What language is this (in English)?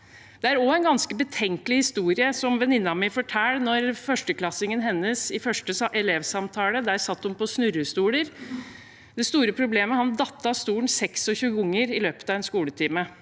Norwegian